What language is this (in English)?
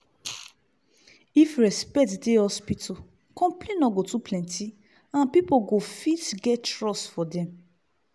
Nigerian Pidgin